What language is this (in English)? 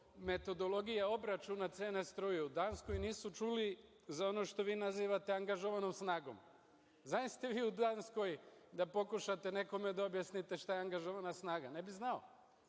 Serbian